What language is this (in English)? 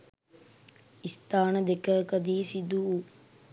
Sinhala